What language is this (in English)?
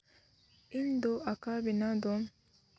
Santali